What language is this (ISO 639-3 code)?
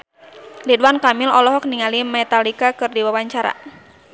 sun